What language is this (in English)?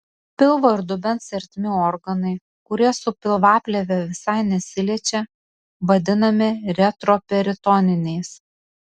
Lithuanian